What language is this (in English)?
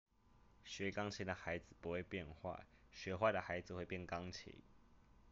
Chinese